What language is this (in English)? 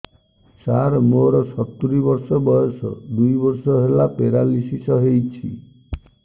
Odia